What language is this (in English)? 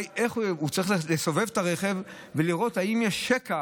Hebrew